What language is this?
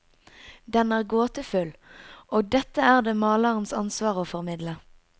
Norwegian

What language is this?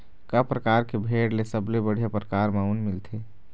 Chhattisgarhi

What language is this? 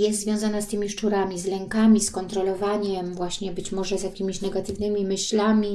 Polish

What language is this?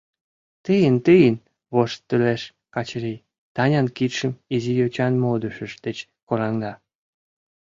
Mari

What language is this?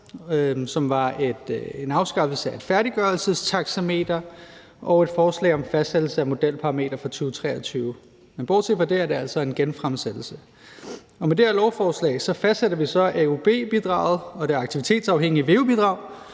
Danish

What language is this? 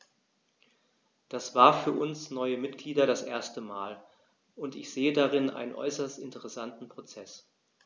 German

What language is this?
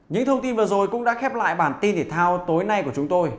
Vietnamese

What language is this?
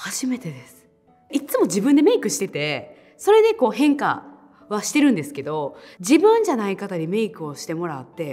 Japanese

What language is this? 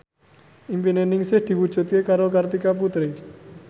Javanese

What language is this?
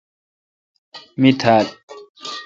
Kalkoti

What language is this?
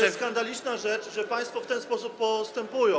Polish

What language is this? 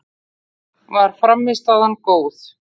Icelandic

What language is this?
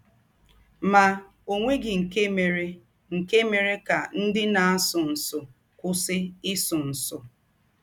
Igbo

